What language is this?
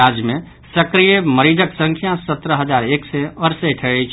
Maithili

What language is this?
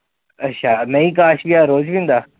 Punjabi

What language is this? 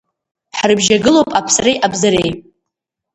Abkhazian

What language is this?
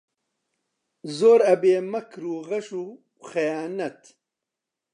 Central Kurdish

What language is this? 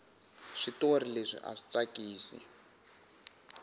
Tsonga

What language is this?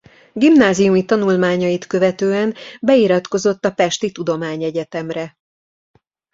Hungarian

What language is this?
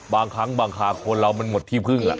Thai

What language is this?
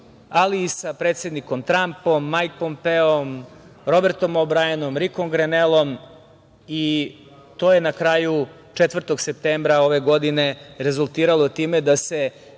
Serbian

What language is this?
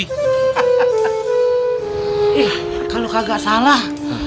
Indonesian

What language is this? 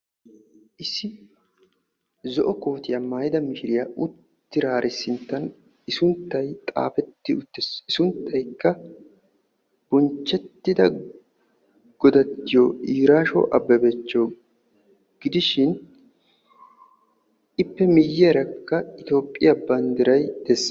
Wolaytta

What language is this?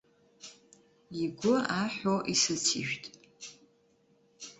Abkhazian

